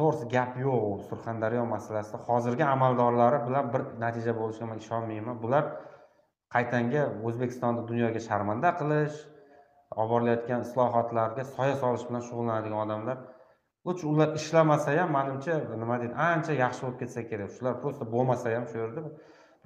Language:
Turkish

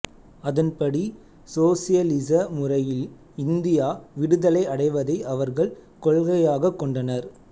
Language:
Tamil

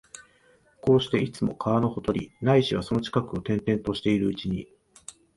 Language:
Japanese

